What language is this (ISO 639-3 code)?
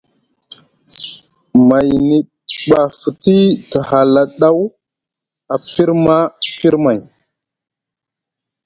mug